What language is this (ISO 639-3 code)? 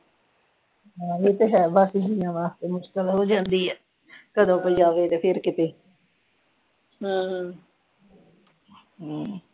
pan